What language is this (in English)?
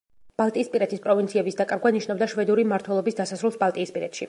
Georgian